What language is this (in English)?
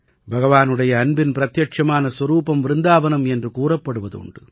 Tamil